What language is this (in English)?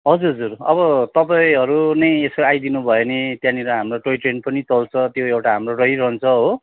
Nepali